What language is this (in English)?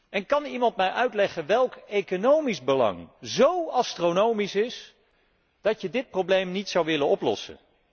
Dutch